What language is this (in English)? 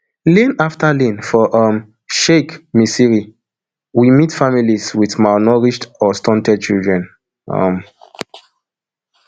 Nigerian Pidgin